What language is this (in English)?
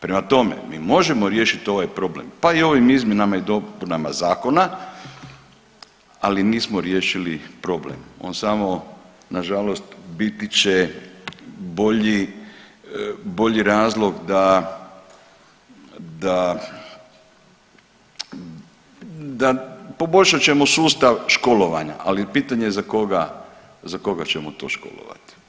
Croatian